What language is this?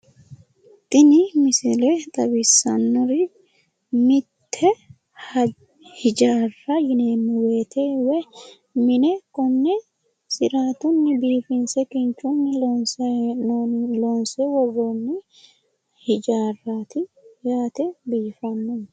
Sidamo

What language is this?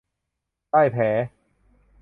Thai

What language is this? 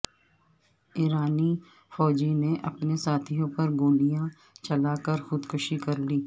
Urdu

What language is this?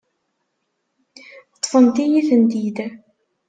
Kabyle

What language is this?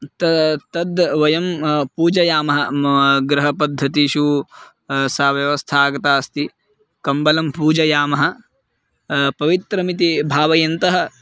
Sanskrit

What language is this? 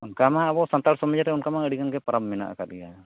Santali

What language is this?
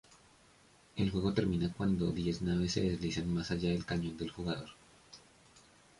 Spanish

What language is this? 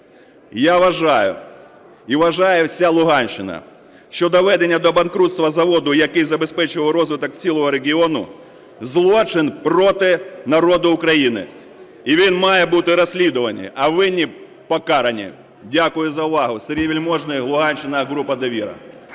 Ukrainian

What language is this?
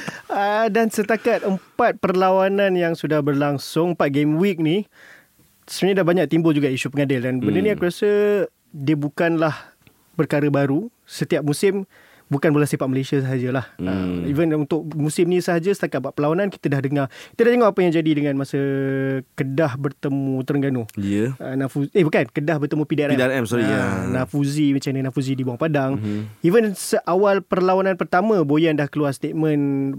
Malay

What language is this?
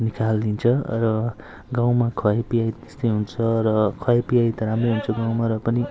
Nepali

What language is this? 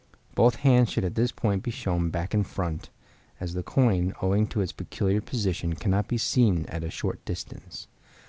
English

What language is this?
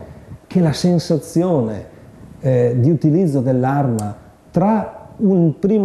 Italian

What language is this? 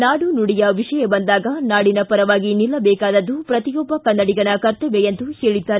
Kannada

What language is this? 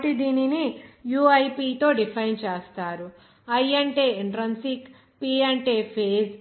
Telugu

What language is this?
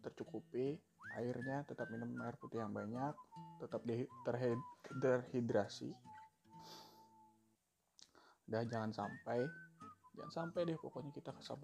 Indonesian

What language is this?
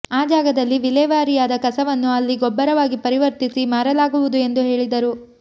Kannada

